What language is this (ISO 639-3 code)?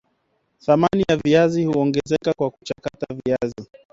swa